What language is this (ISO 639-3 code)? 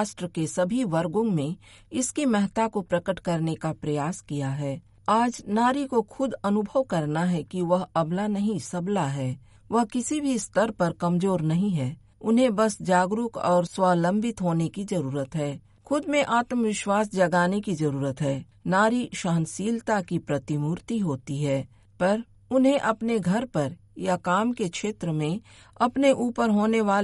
hin